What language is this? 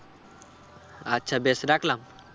Bangla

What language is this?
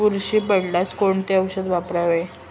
Marathi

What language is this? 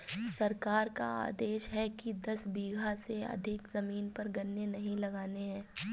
Hindi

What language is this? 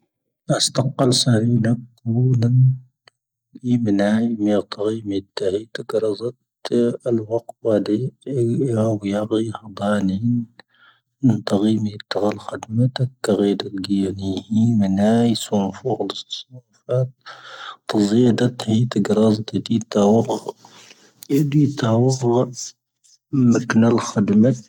Tahaggart Tamahaq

